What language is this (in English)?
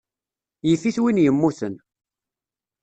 Kabyle